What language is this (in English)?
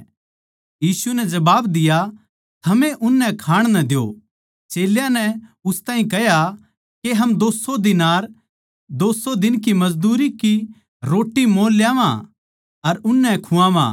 Haryanvi